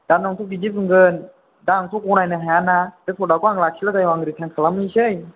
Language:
Bodo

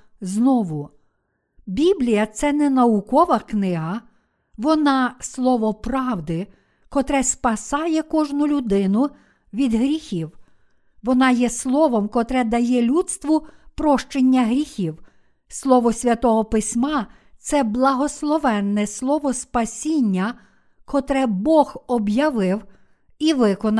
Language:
Ukrainian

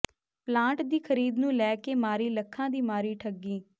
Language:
Punjabi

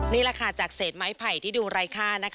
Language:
Thai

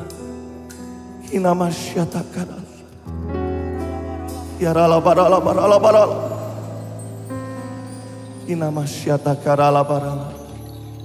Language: Indonesian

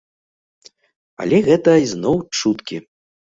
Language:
Belarusian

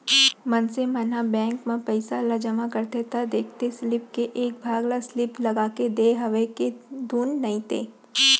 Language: Chhattisgarhi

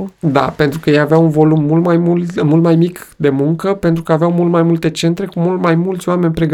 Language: Romanian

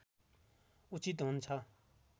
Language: Nepali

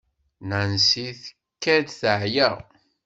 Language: Kabyle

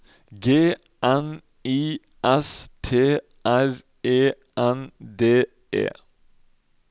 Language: Norwegian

